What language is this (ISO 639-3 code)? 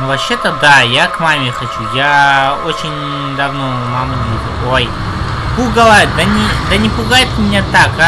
rus